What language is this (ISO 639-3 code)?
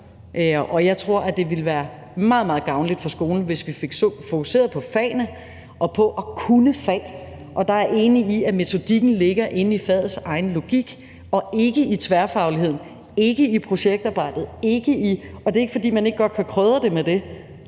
dan